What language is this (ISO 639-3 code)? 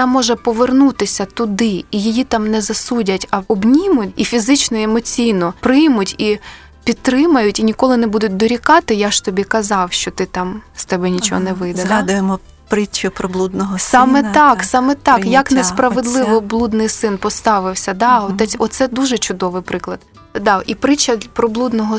ukr